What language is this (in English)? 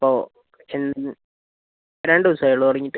Malayalam